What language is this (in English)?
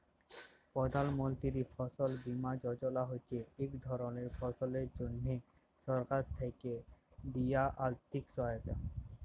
Bangla